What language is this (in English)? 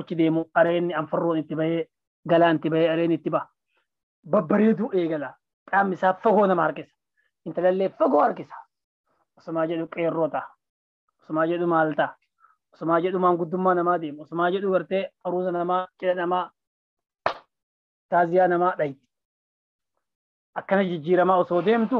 Arabic